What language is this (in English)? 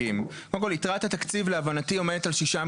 Hebrew